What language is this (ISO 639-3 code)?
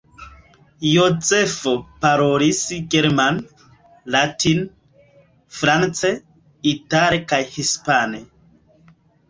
epo